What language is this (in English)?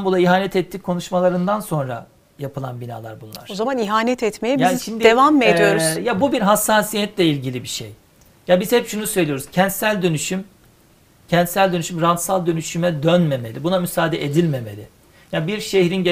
Turkish